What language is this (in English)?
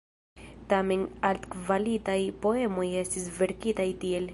Esperanto